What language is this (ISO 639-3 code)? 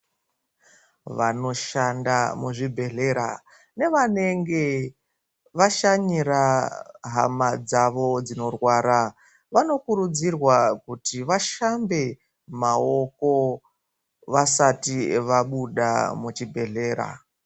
ndc